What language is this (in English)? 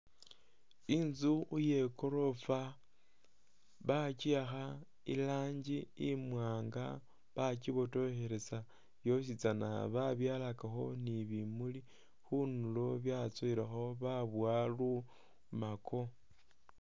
Masaaba